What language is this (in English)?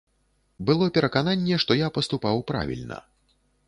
Belarusian